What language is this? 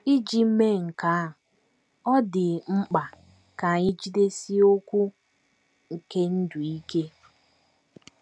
Igbo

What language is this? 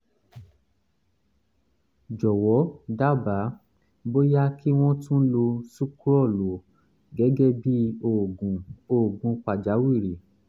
Yoruba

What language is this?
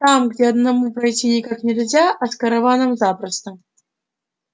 Russian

